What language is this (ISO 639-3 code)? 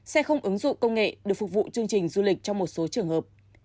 vie